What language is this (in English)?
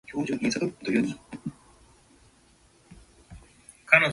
Japanese